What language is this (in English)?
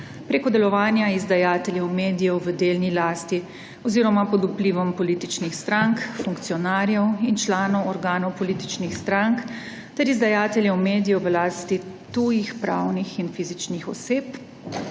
Slovenian